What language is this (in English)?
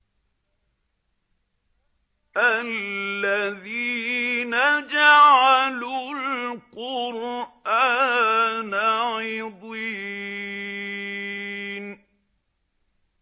Arabic